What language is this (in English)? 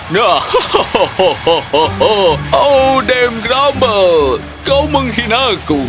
Indonesian